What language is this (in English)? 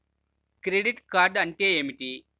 Telugu